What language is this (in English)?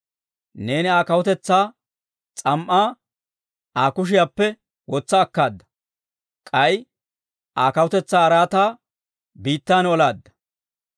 Dawro